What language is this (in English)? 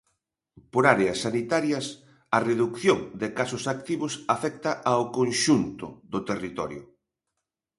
Galician